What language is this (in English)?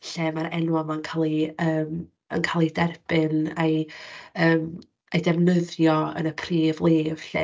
Welsh